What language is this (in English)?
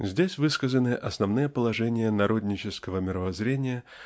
Russian